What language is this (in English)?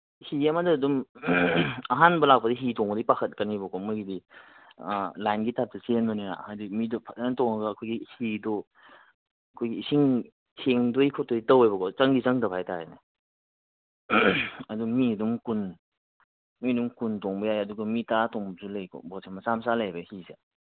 Manipuri